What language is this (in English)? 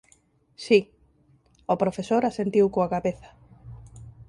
Galician